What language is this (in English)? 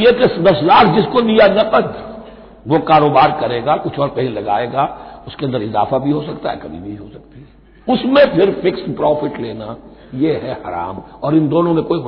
Hindi